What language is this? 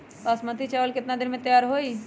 Magahi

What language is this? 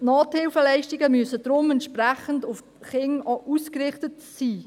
Swiss German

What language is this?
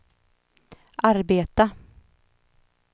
Swedish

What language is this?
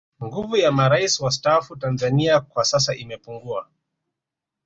Swahili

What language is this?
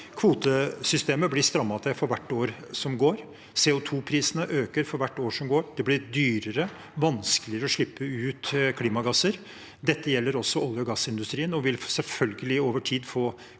Norwegian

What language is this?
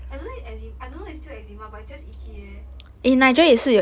English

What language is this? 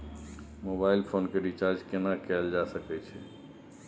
Maithili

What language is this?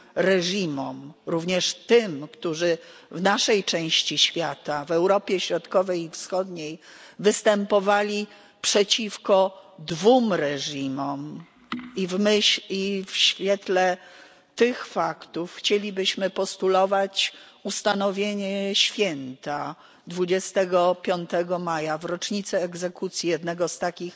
Polish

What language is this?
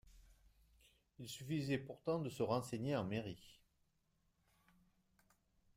French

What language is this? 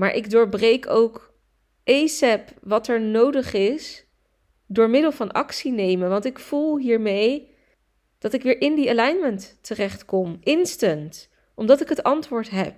Dutch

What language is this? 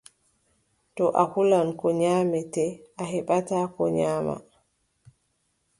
Adamawa Fulfulde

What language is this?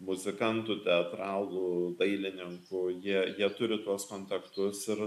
Lithuanian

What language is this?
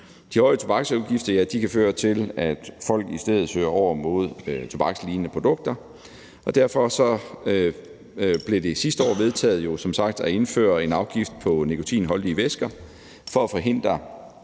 Danish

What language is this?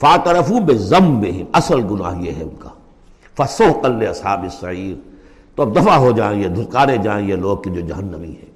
Urdu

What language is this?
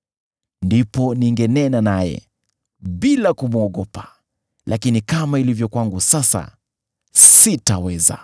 Swahili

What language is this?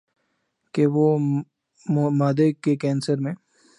Urdu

